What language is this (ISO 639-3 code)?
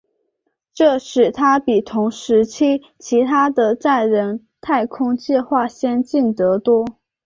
zho